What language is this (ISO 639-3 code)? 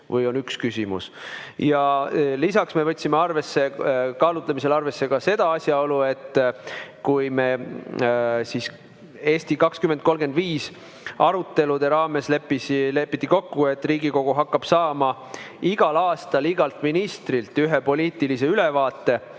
est